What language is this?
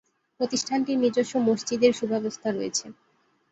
Bangla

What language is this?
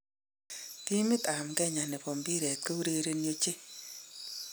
Kalenjin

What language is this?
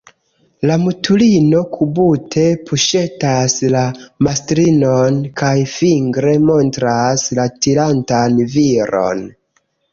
Esperanto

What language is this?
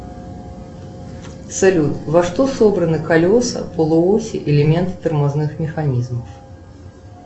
Russian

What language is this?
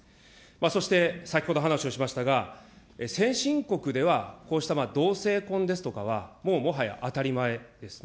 Japanese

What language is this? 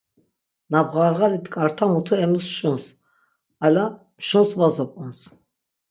Laz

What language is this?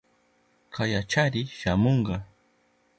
Southern Pastaza Quechua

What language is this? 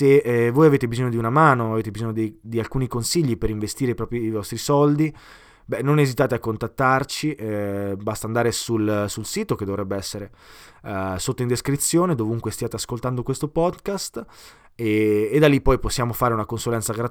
Italian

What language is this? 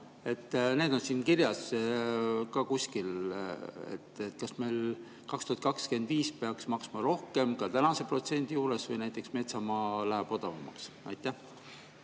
Estonian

